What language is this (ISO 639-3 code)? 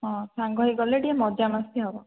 ori